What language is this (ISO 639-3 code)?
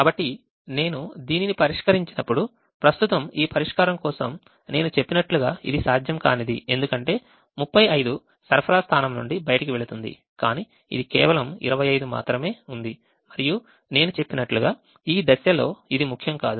tel